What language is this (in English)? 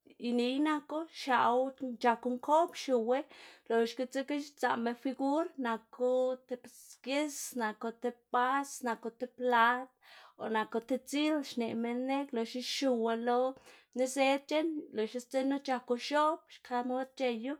Xanaguía Zapotec